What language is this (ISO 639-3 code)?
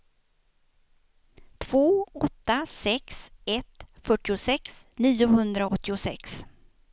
swe